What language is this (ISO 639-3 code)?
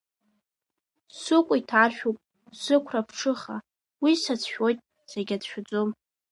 abk